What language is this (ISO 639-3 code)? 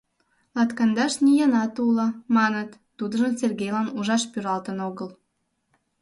chm